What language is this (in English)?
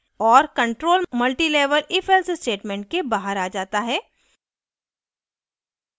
Hindi